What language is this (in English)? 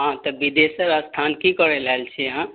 Maithili